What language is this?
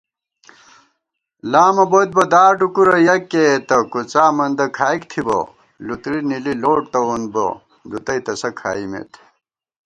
Gawar-Bati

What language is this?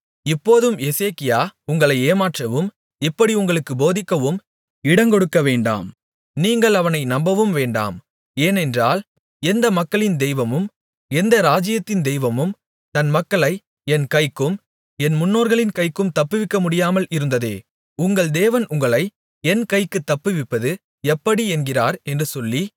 Tamil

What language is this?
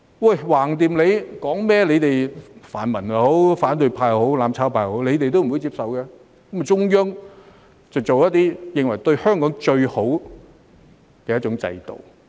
Cantonese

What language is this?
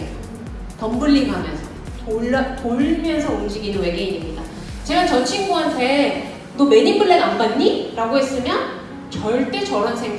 Korean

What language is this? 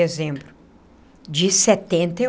Portuguese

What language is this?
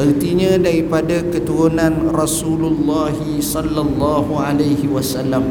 Malay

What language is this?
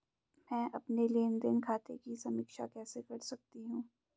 Hindi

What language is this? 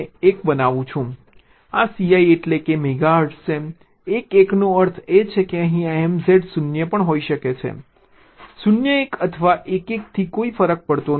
Gujarati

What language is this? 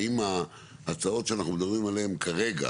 Hebrew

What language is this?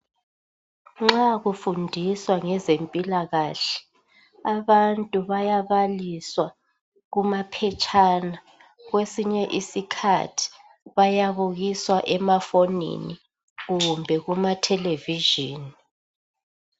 North Ndebele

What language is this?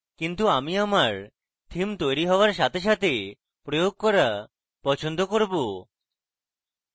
Bangla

